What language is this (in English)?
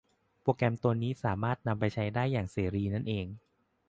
Thai